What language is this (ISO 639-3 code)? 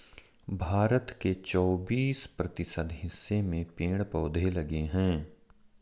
hin